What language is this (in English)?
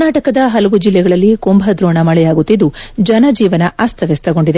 Kannada